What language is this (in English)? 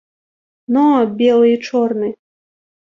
Belarusian